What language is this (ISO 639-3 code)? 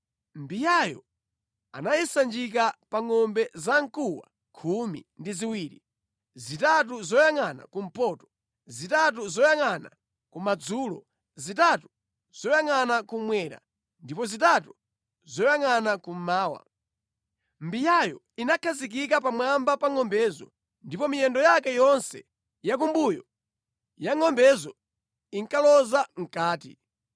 nya